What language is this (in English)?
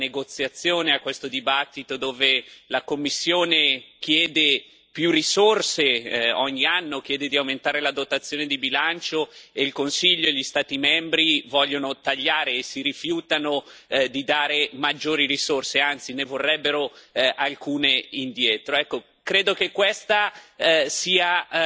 Italian